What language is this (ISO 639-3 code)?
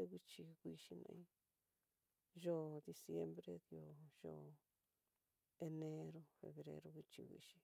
mtx